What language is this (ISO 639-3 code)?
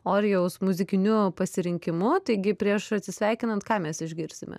lit